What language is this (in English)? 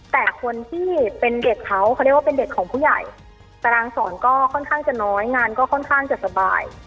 Thai